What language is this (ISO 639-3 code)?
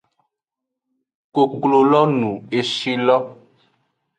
ajg